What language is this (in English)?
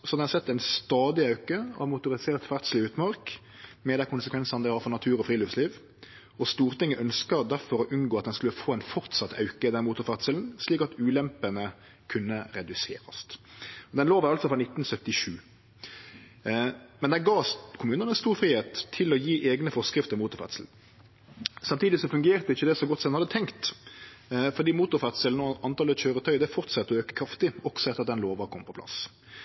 Norwegian Nynorsk